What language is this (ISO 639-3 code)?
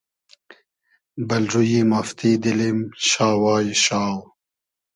haz